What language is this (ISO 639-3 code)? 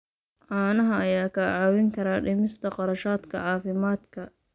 som